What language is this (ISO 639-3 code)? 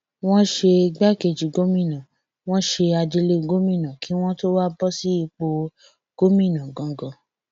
yor